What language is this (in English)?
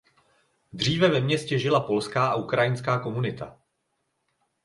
Czech